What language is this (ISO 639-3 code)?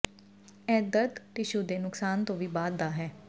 pan